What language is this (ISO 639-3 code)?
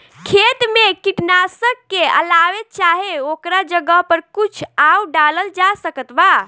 bho